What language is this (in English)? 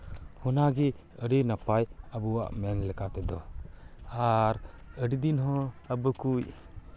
Santali